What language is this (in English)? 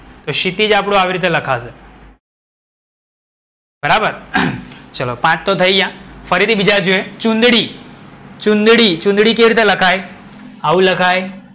Gujarati